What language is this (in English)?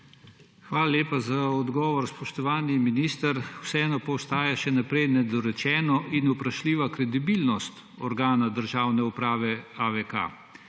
Slovenian